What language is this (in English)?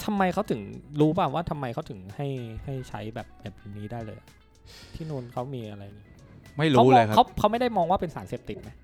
Thai